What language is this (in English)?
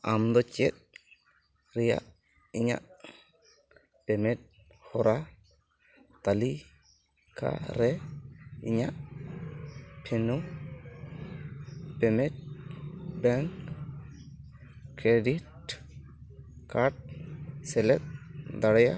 Santali